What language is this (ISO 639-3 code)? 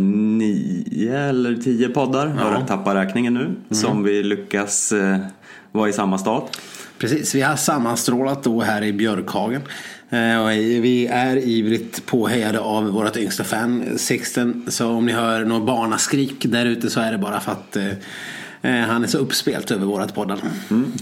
swe